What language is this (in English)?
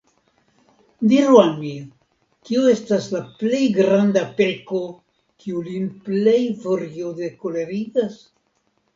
Esperanto